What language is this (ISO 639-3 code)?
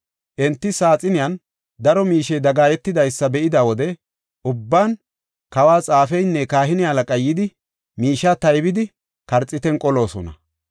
gof